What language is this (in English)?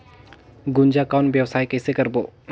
Chhattisgarhi